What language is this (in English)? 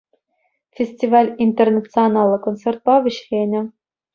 Chuvash